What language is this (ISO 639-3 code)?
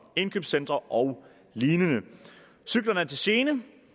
dan